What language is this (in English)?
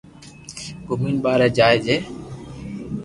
Loarki